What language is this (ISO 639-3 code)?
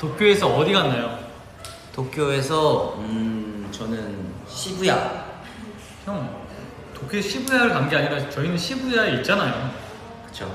kor